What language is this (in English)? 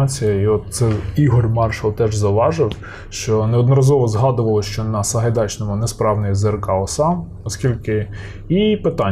Ukrainian